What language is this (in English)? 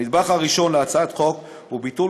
Hebrew